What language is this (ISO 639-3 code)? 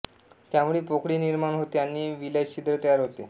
mar